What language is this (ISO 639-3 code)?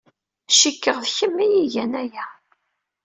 kab